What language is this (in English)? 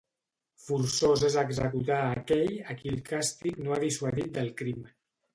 Catalan